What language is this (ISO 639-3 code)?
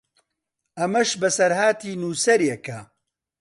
ckb